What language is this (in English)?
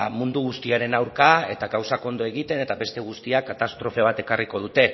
Basque